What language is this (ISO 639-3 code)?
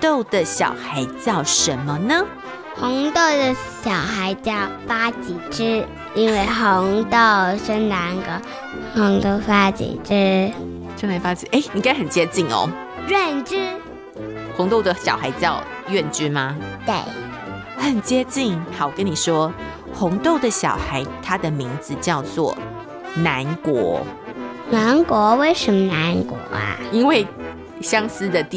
zho